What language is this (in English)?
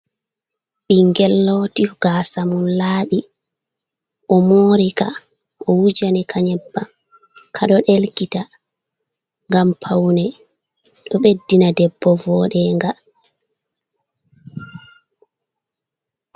Fula